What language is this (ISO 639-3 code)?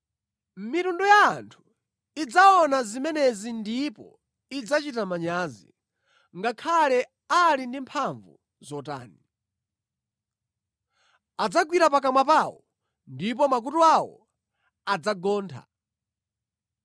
nya